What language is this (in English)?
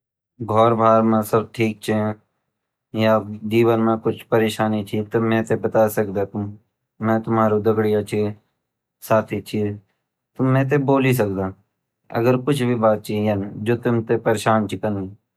Garhwali